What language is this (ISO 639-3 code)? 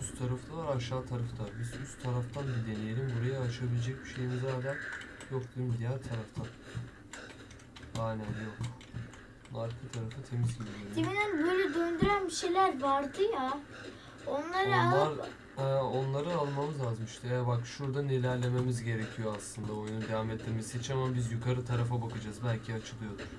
tur